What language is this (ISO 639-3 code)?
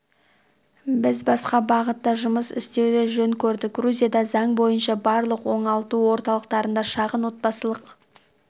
kaz